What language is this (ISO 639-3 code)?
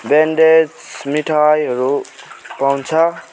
nep